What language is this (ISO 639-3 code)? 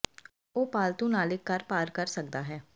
pan